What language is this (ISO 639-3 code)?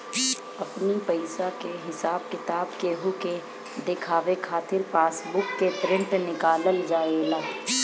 bho